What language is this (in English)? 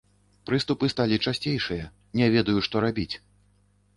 Belarusian